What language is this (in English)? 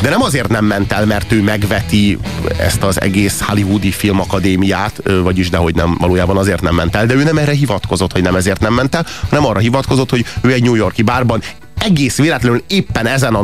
Hungarian